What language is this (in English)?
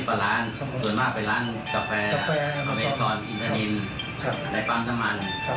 Thai